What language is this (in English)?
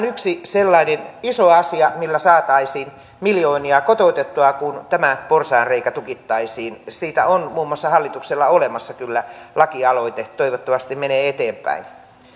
Finnish